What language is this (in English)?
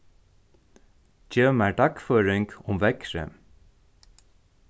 Faroese